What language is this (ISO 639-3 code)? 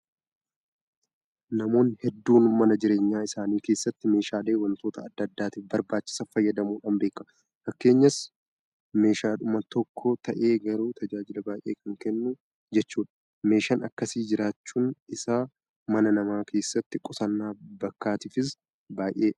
orm